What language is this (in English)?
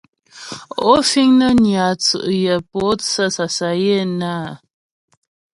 Ghomala